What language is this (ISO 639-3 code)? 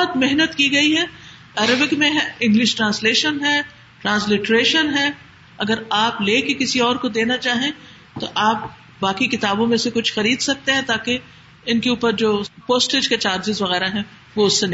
urd